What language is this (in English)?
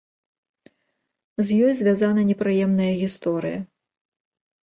Belarusian